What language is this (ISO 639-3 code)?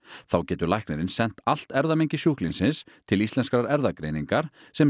isl